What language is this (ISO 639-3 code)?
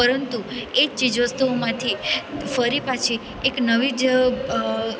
guj